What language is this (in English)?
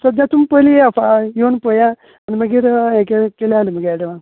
Konkani